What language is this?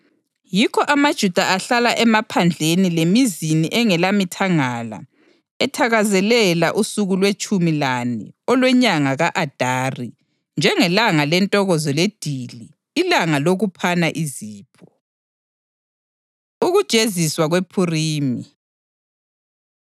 North Ndebele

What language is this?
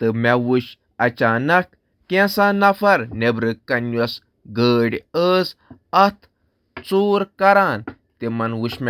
Kashmiri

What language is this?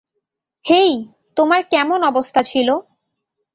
Bangla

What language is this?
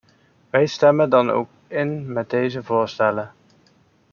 Dutch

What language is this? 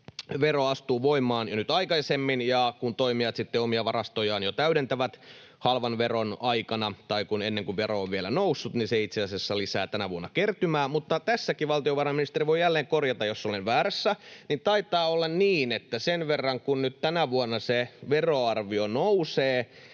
Finnish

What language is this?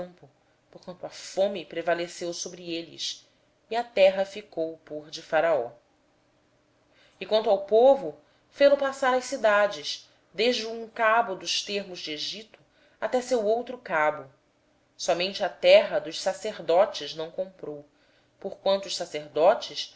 Portuguese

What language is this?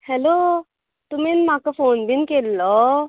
Konkani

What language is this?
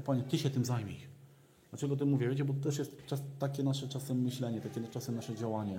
Polish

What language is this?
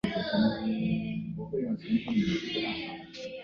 Chinese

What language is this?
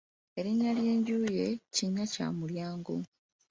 Ganda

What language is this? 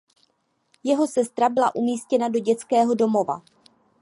Czech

